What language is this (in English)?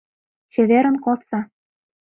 Mari